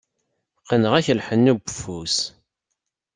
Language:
Kabyle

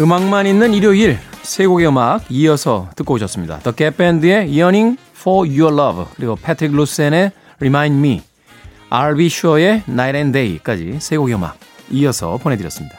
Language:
Korean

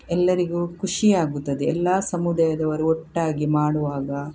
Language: Kannada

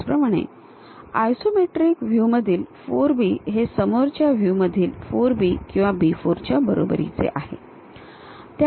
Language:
Marathi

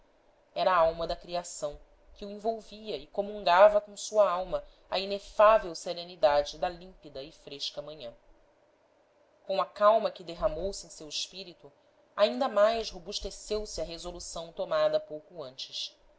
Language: Portuguese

